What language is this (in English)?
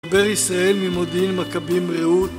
Hebrew